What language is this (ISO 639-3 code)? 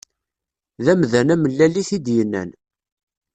kab